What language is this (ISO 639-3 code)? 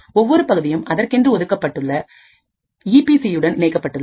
tam